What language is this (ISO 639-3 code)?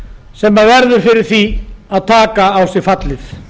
isl